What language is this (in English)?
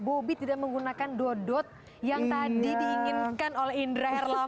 Indonesian